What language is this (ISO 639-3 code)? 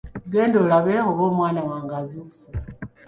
lug